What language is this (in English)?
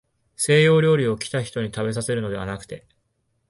Japanese